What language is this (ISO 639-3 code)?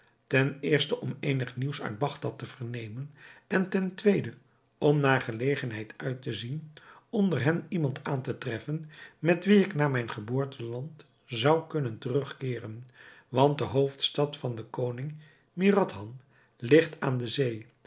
nld